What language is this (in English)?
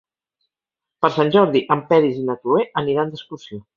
Catalan